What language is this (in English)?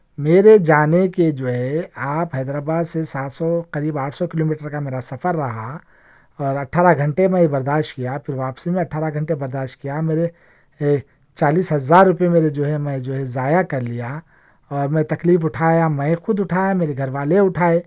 Urdu